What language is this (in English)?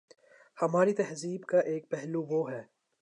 Urdu